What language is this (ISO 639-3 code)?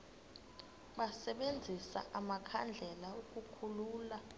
xho